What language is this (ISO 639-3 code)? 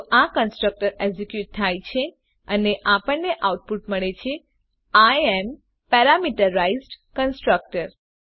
guj